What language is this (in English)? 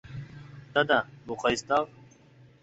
Uyghur